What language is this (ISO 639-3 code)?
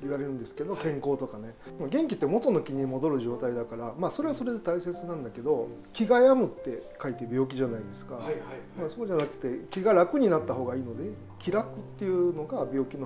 jpn